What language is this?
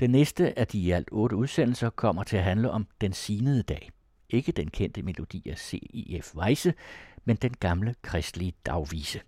Danish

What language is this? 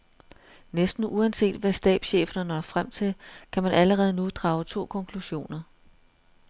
Danish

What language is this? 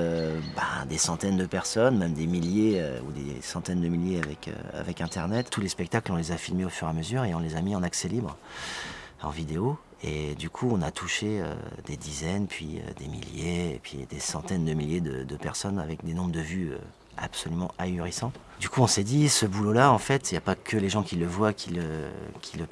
French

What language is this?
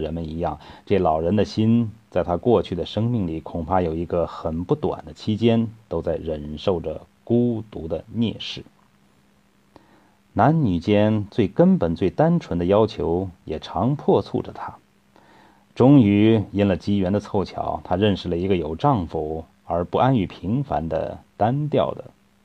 Chinese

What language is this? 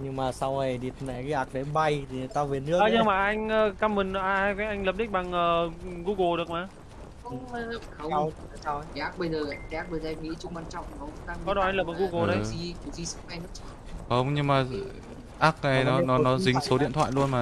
Vietnamese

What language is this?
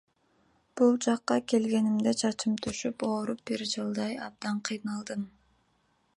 Kyrgyz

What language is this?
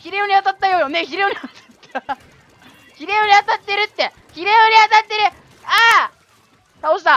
Japanese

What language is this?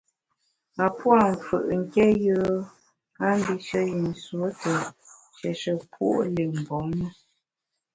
Bamun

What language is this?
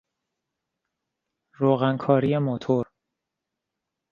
Persian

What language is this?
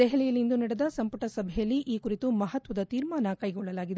Kannada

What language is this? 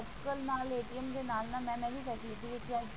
Punjabi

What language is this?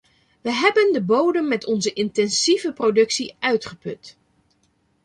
Dutch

